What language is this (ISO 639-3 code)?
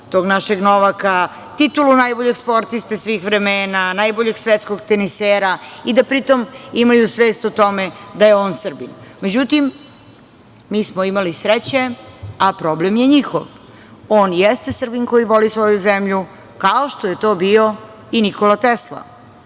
srp